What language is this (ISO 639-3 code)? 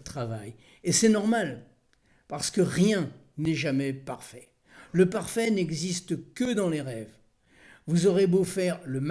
fra